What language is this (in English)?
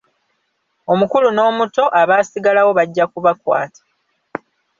Ganda